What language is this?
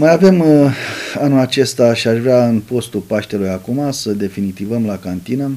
Romanian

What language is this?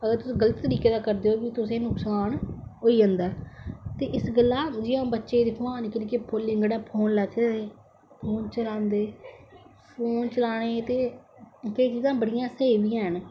Dogri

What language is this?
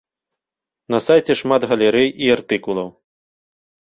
Belarusian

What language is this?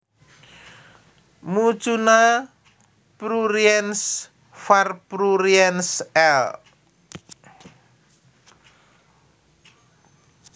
Javanese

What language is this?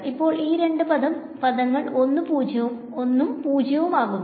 Malayalam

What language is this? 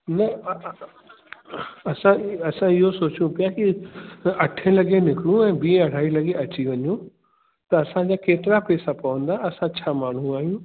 Sindhi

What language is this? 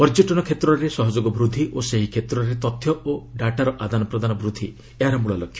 Odia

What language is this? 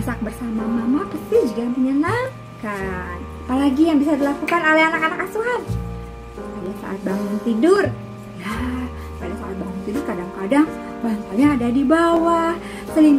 Indonesian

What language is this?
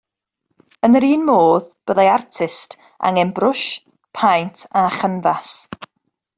Welsh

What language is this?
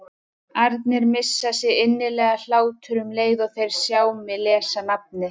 Icelandic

